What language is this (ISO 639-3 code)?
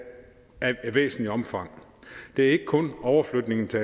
dan